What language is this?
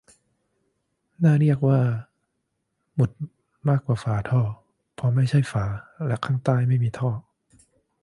Thai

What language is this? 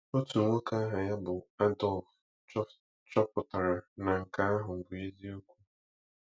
Igbo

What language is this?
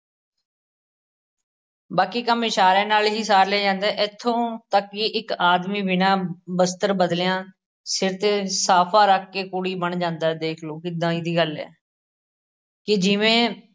Punjabi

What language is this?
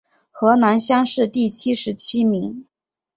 Chinese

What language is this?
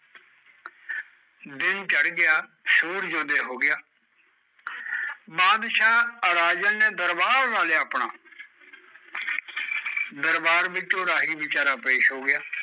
Punjabi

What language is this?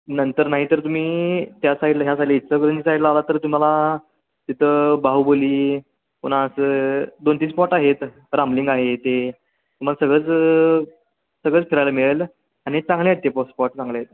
Marathi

